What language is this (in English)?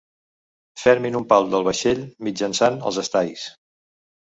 Catalan